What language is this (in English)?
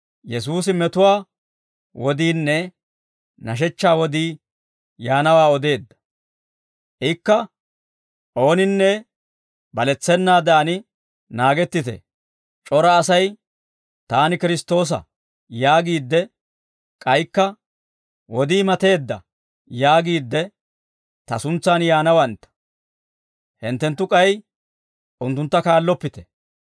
Dawro